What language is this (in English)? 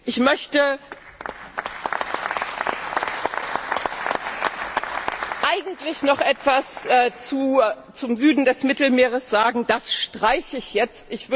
German